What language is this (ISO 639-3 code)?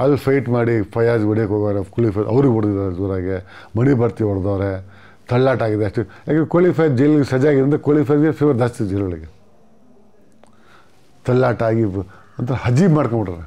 tur